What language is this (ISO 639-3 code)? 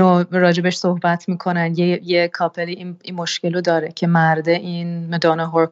fas